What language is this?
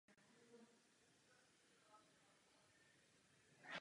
Czech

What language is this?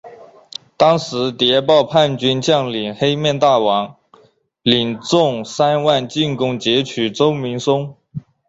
Chinese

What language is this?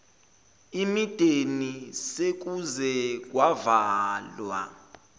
Zulu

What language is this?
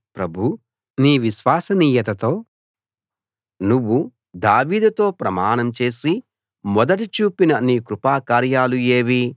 Telugu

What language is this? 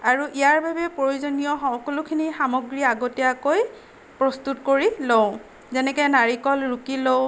Assamese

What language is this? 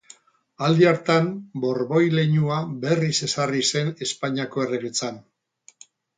Basque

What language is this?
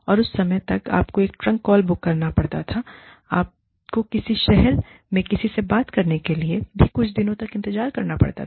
Hindi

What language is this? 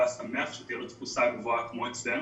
Hebrew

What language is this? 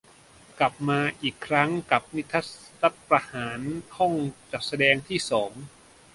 Thai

